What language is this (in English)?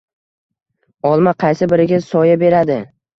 Uzbek